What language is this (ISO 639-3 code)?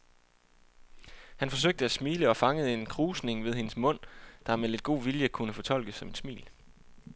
dan